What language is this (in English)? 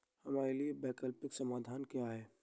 Hindi